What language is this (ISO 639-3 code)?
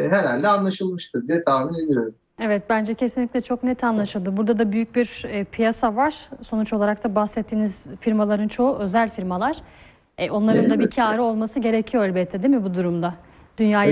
tur